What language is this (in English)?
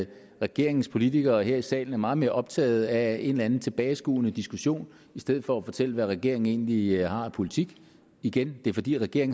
Danish